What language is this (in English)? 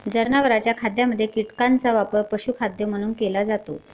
Marathi